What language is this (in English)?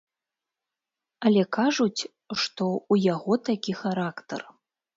Belarusian